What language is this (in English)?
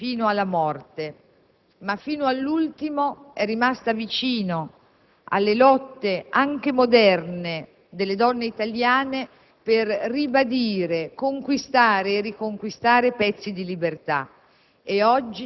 Italian